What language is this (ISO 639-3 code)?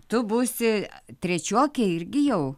lit